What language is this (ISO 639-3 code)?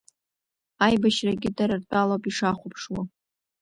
abk